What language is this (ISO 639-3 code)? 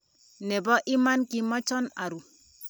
kln